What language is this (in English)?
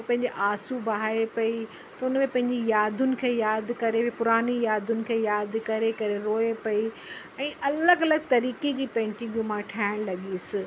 Sindhi